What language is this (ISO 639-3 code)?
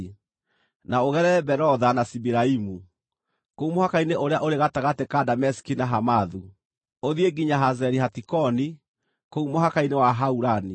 kik